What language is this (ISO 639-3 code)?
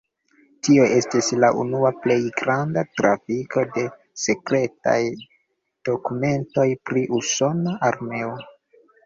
epo